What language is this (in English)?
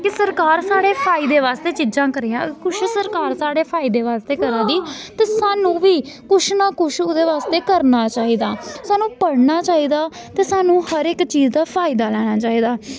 Dogri